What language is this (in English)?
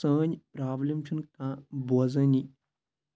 Kashmiri